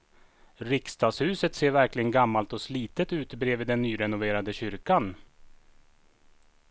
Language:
Swedish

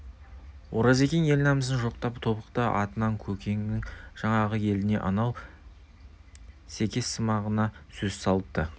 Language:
Kazakh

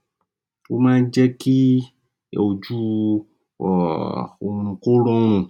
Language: Yoruba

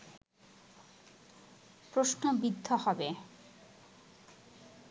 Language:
Bangla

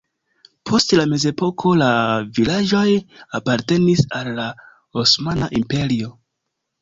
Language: Esperanto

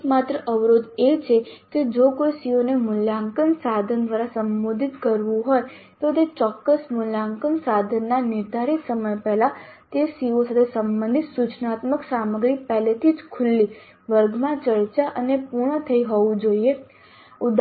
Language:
Gujarati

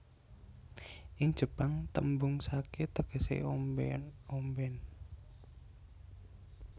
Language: Javanese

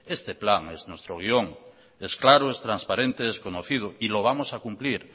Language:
Spanish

